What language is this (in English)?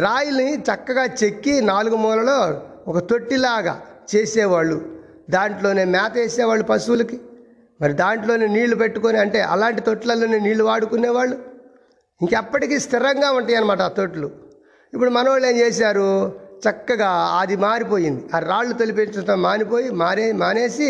Telugu